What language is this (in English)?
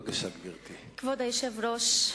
Hebrew